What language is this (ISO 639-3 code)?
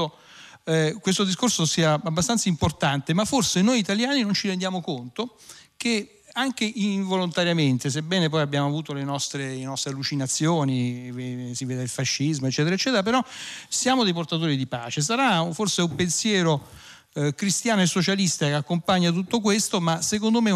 ita